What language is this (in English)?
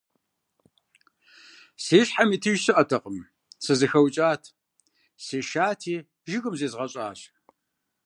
Kabardian